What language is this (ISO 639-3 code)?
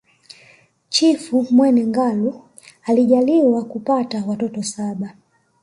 swa